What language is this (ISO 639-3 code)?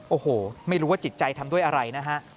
tha